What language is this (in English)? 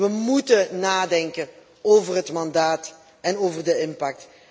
Dutch